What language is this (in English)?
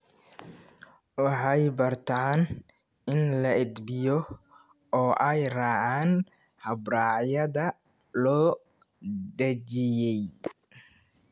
Somali